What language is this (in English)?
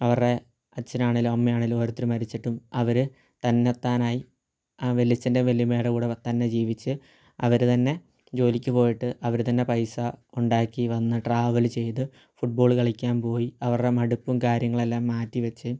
Malayalam